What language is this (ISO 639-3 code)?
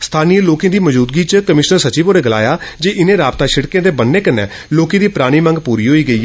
doi